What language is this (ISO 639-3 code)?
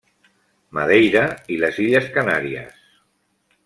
cat